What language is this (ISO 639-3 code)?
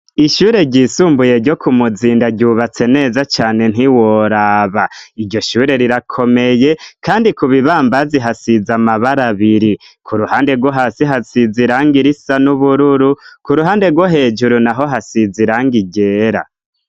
run